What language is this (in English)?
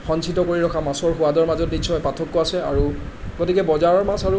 Assamese